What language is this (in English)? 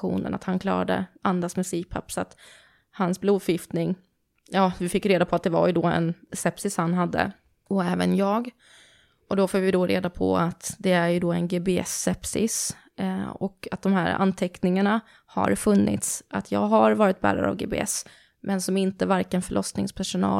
Swedish